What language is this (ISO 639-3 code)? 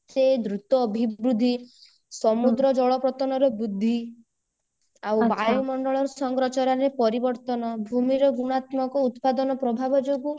ori